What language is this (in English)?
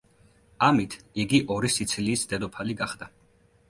Georgian